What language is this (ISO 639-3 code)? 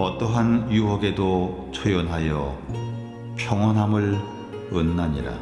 kor